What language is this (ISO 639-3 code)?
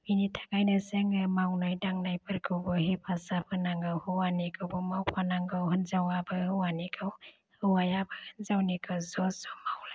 brx